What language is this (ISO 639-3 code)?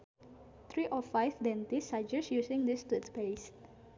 sun